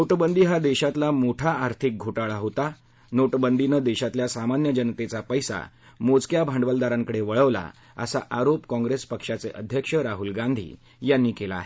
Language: Marathi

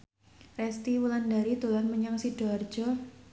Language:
Javanese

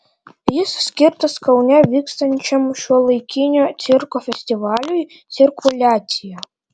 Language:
Lithuanian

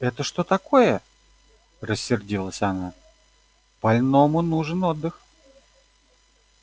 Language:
Russian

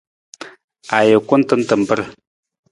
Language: Nawdm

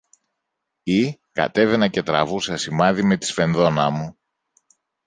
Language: Greek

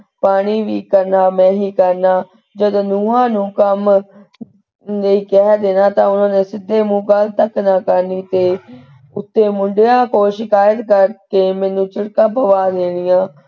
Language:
Punjabi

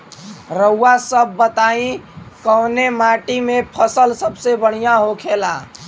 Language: Bhojpuri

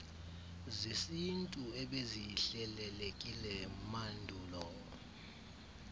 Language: Xhosa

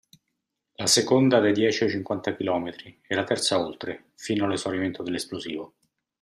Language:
Italian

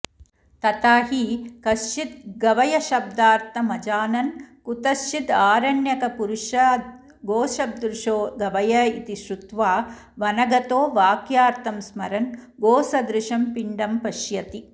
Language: Sanskrit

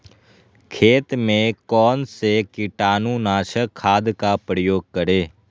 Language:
Magahi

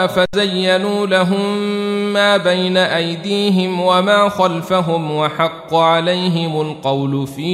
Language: Arabic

